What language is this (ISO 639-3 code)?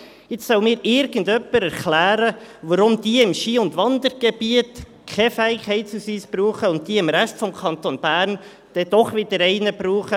gsw